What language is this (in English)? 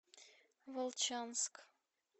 Russian